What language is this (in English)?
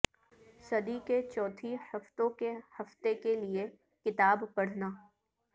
Urdu